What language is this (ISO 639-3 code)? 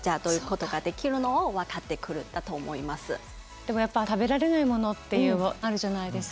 jpn